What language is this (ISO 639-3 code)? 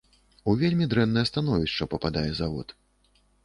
bel